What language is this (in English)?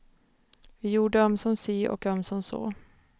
Swedish